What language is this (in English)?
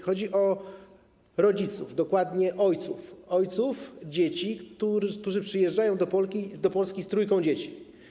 Polish